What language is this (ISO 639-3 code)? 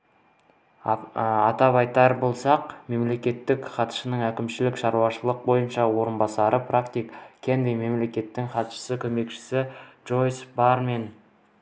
kaz